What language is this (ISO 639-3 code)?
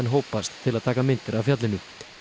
isl